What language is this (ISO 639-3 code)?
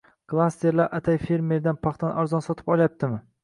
uzb